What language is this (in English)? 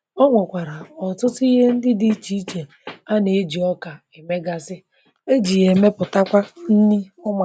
Igbo